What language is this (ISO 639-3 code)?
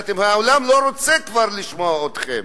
heb